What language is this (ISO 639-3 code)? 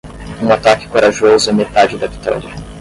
por